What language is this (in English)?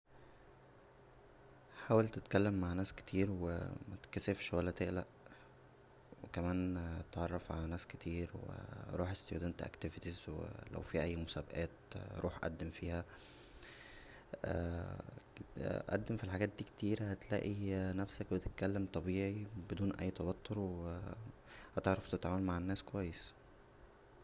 Egyptian Arabic